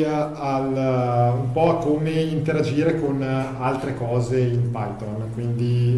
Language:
Italian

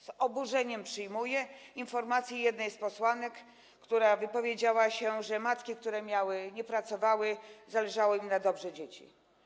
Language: Polish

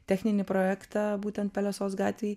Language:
Lithuanian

